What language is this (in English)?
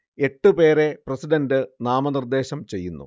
Malayalam